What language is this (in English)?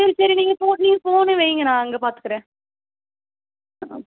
Tamil